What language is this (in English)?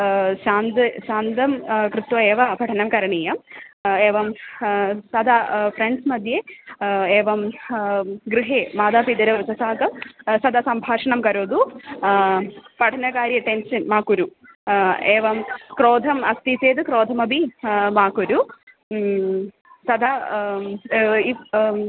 Sanskrit